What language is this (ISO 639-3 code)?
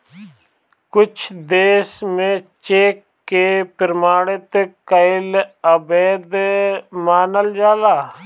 bho